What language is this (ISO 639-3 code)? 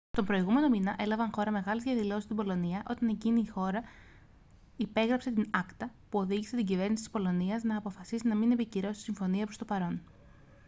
ell